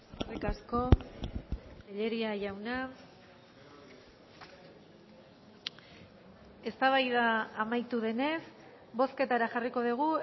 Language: Basque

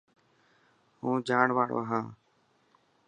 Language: Dhatki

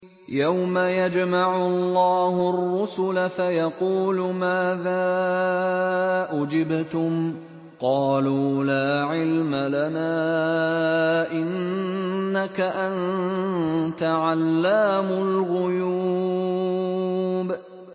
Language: Arabic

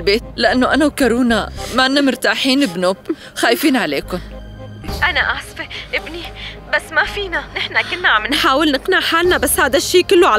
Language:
Arabic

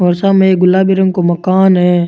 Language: Rajasthani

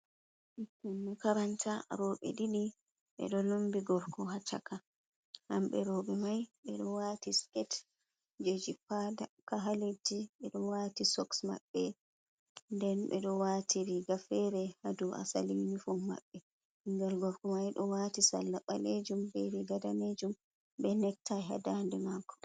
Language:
Fula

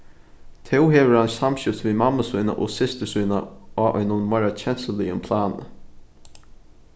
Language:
Faroese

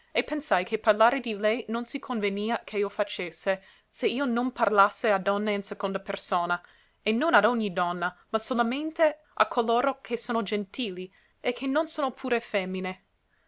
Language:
Italian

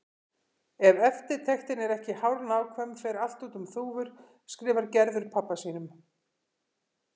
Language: Icelandic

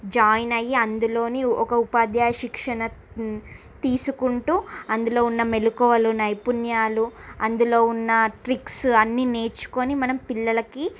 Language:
Telugu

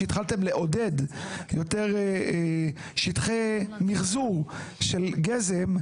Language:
Hebrew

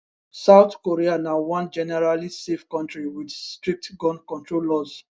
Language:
Nigerian Pidgin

